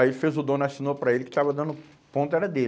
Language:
Portuguese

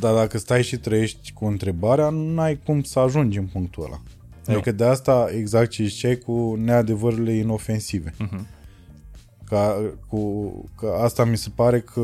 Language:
Romanian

